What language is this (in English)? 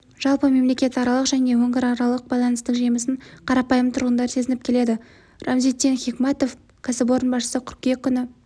Kazakh